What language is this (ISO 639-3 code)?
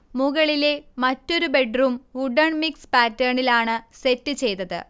mal